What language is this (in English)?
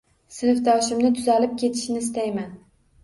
Uzbek